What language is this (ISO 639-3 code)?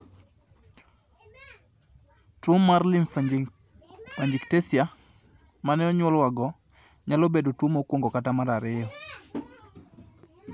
luo